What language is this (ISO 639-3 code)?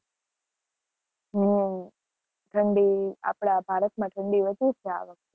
guj